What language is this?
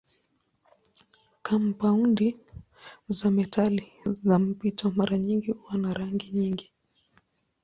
Swahili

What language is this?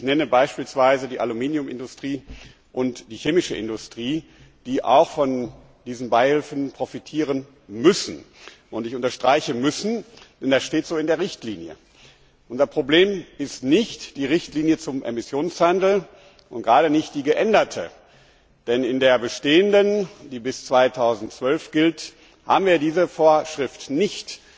German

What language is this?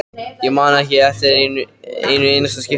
Icelandic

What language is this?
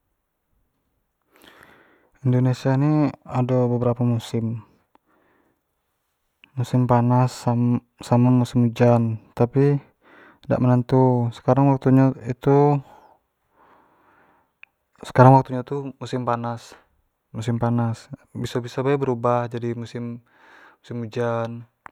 Jambi Malay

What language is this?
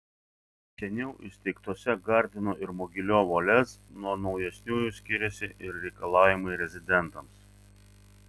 Lithuanian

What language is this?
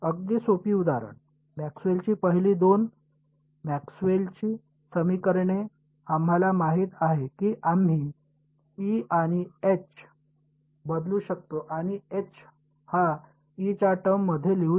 Marathi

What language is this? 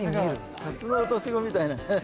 Japanese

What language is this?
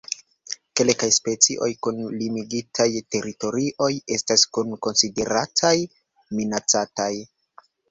Esperanto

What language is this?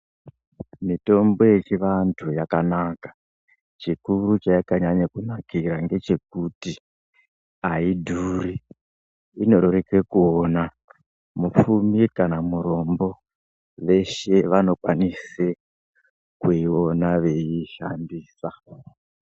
Ndau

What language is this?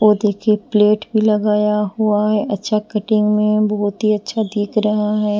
Hindi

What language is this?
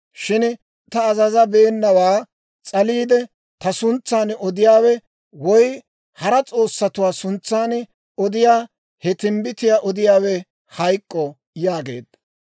Dawro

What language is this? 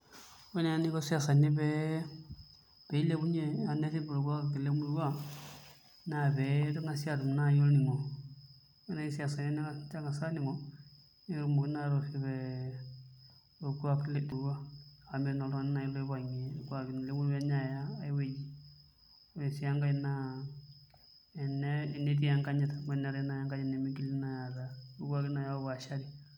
Masai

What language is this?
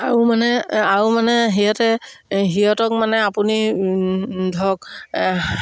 Assamese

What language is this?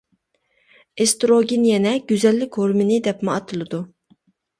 Uyghur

